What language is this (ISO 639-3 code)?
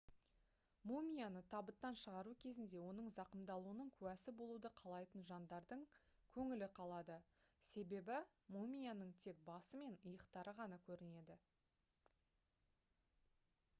kaz